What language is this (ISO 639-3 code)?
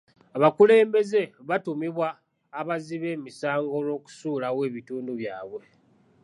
lug